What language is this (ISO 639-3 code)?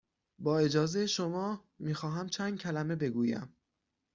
fas